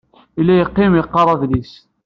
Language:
Kabyle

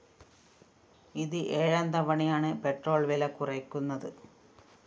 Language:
Malayalam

